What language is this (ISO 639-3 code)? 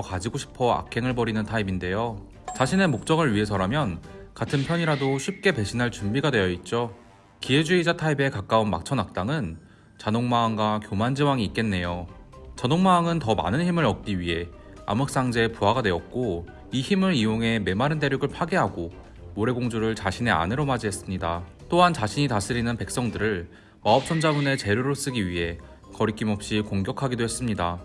kor